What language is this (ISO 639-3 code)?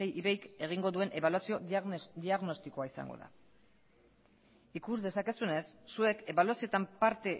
eus